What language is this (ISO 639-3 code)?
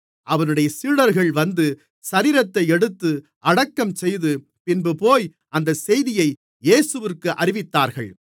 tam